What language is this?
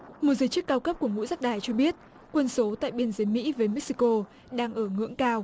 Vietnamese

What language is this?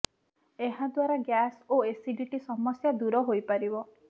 Odia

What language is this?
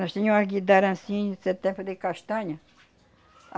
Portuguese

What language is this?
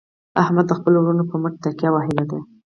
Pashto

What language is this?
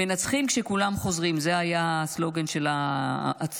Hebrew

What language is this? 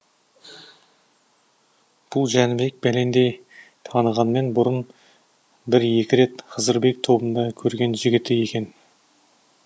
Kazakh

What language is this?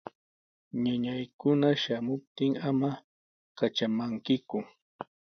Sihuas Ancash Quechua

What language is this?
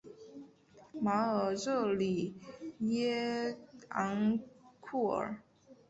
Chinese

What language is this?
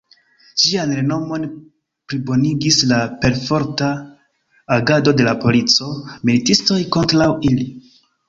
Esperanto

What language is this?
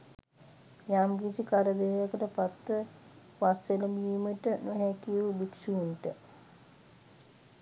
Sinhala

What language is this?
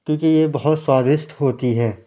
Urdu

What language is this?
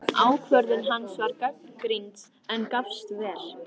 Icelandic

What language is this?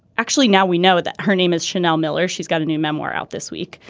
English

